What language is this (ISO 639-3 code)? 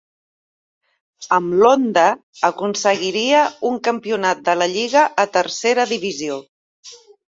cat